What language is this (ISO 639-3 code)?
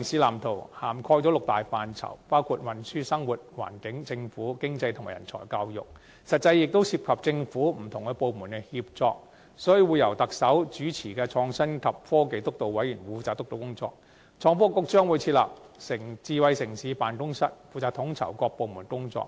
yue